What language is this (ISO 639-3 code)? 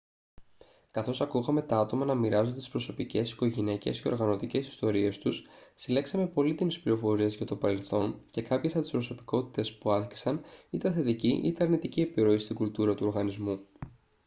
ell